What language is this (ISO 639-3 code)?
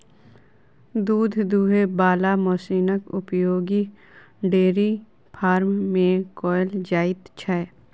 mai